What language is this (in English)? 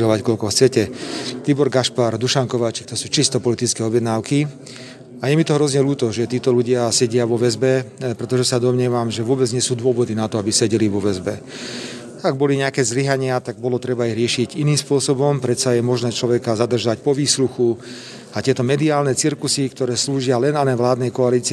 Slovak